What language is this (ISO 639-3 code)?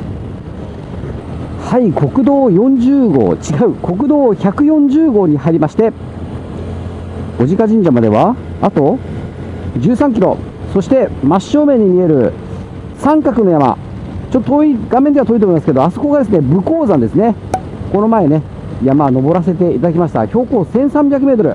jpn